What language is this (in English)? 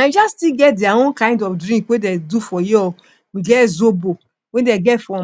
Nigerian Pidgin